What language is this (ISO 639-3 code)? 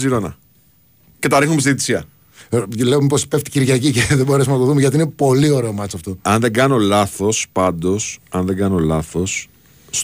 ell